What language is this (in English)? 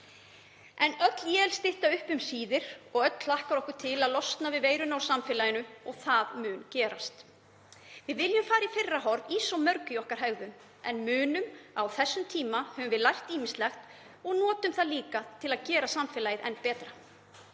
Icelandic